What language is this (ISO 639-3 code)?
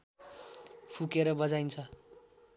nep